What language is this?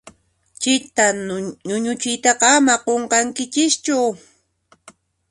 Puno Quechua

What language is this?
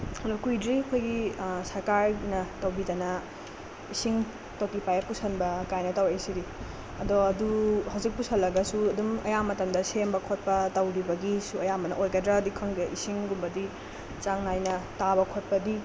Manipuri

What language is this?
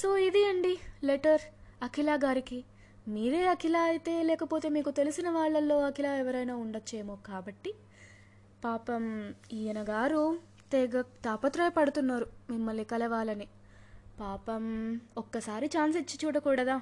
Telugu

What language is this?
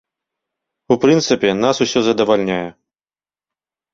Belarusian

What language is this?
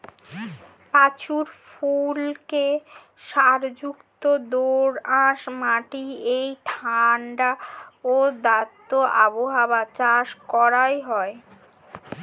Bangla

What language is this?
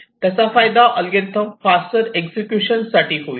Marathi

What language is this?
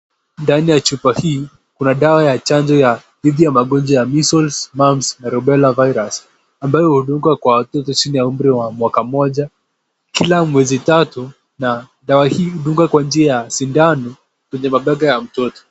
Swahili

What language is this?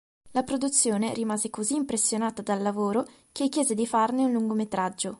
Italian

